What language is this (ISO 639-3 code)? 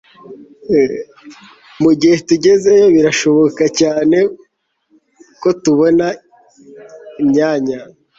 kin